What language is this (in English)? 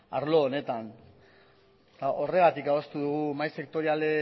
Basque